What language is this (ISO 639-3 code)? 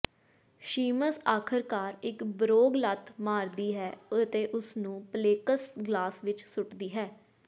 pan